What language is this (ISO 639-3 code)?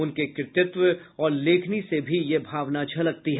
hin